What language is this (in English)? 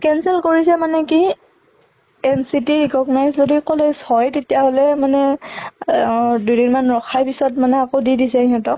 Assamese